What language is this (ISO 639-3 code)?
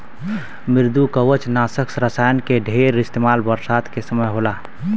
bho